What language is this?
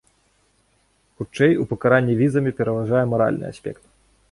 Belarusian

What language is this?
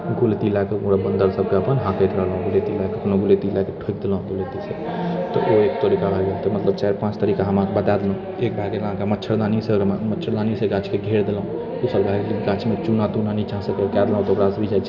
Maithili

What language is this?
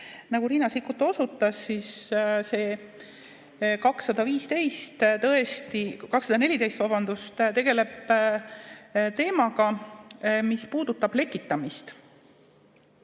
Estonian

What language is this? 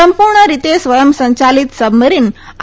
Gujarati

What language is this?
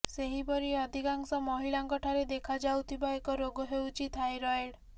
Odia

